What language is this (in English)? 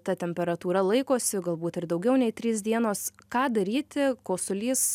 Lithuanian